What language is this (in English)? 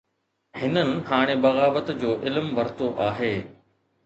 Sindhi